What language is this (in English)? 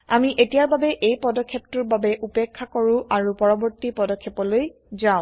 Assamese